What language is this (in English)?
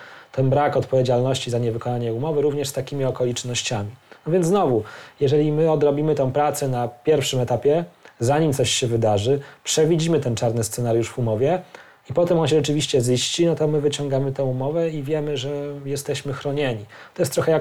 Polish